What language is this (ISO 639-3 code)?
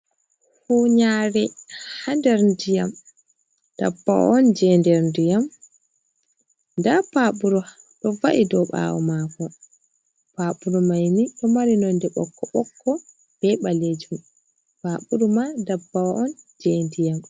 ful